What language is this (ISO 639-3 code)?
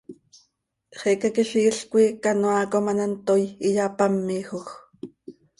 sei